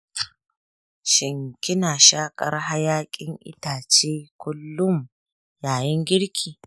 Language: Hausa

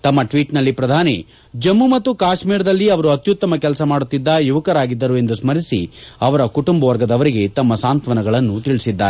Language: Kannada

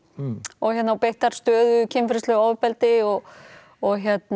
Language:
Icelandic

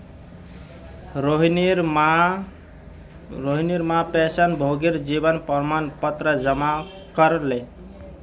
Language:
Magahi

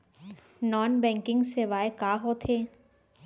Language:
Chhattisgarhi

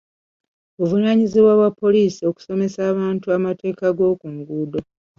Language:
Ganda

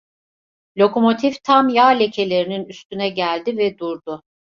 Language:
Turkish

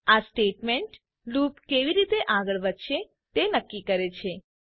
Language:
Gujarati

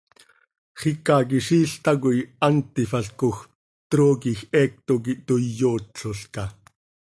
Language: Seri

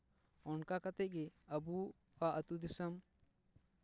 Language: Santali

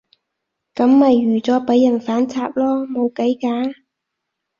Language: Cantonese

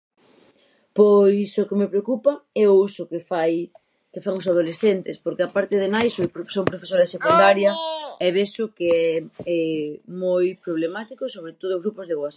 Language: Galician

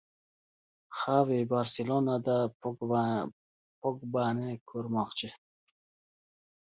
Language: Uzbek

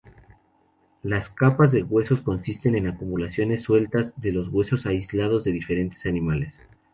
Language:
Spanish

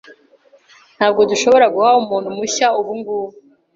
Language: Kinyarwanda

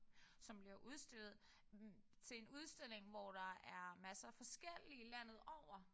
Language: Danish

